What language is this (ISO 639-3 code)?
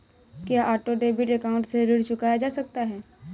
hin